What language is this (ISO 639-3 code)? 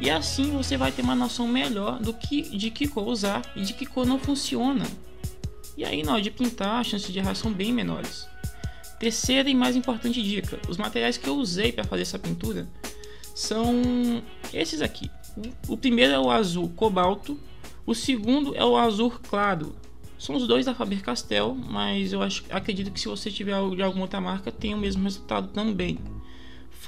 por